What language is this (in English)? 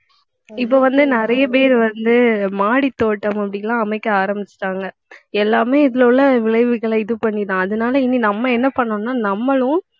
Tamil